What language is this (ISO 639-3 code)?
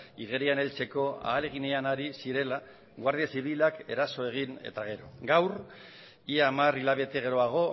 eus